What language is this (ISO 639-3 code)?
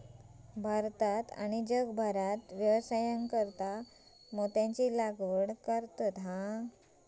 mar